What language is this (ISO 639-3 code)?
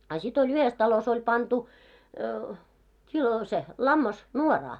fin